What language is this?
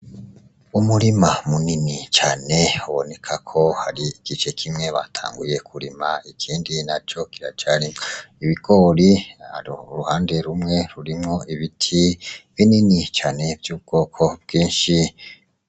Rundi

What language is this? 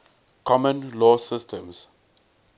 English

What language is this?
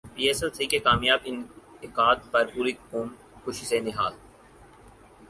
Urdu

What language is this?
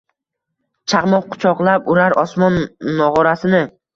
Uzbek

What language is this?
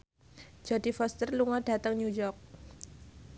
Javanese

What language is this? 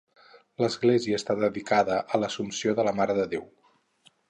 Catalan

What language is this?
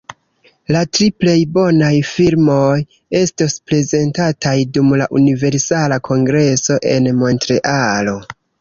Esperanto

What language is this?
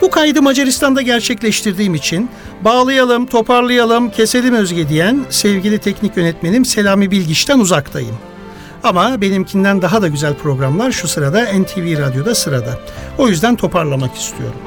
Turkish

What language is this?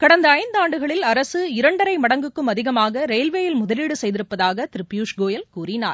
Tamil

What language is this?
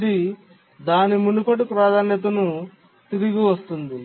Telugu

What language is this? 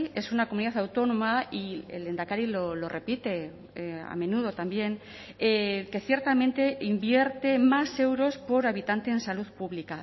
Spanish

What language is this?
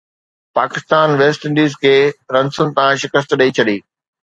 Sindhi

